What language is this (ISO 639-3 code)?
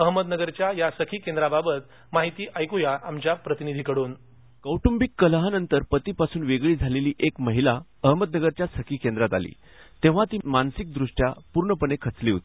mar